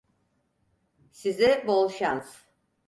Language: Turkish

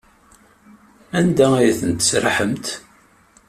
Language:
Kabyle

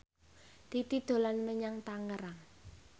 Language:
Javanese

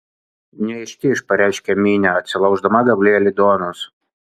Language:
Lithuanian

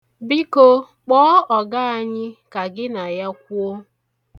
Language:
Igbo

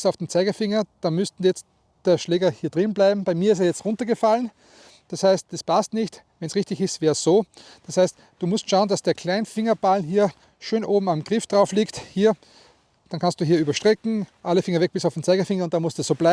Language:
German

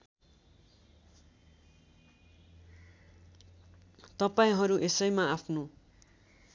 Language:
Nepali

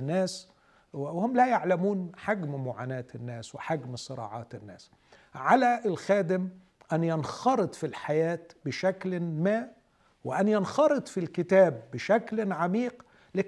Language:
Arabic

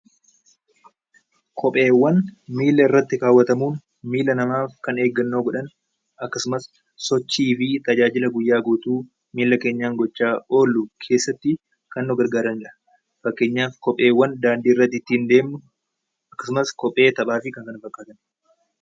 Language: Oromo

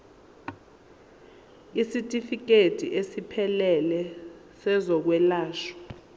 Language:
Zulu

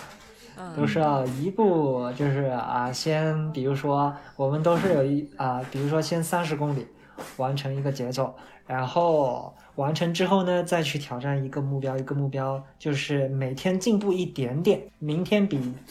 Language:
Chinese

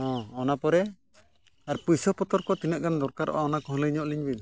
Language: Santali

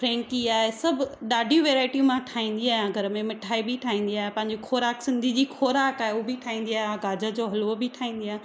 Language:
Sindhi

